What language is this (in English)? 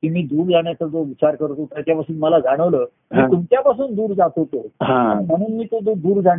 Marathi